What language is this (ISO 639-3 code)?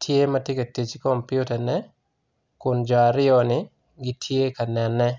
ach